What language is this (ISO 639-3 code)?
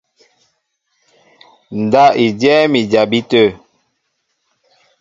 mbo